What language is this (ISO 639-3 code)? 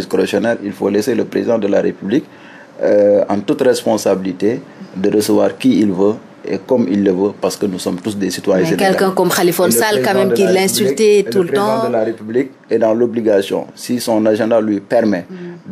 fra